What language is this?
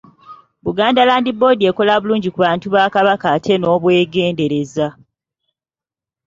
Ganda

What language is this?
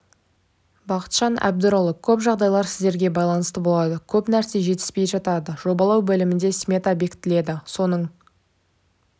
Kazakh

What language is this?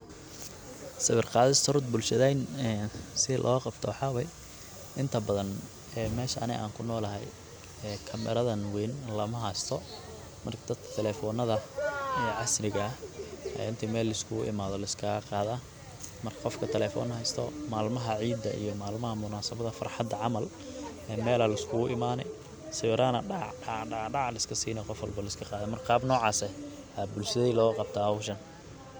Somali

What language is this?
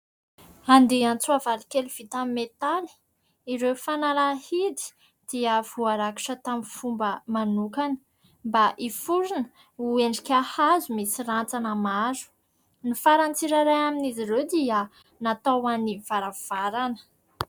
Malagasy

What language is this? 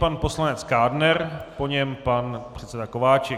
Czech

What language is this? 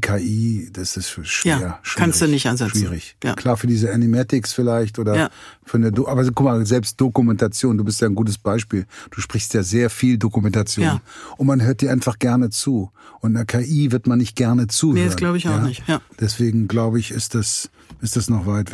German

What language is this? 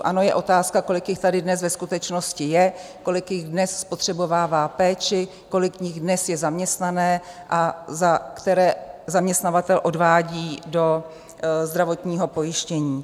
Czech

